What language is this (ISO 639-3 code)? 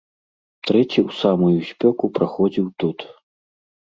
bel